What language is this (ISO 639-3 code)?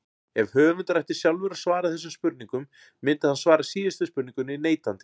isl